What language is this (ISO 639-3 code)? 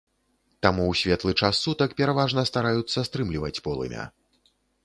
bel